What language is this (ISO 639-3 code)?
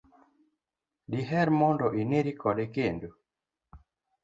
luo